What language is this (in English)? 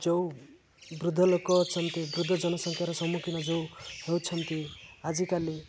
Odia